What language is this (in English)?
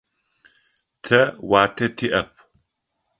Adyghe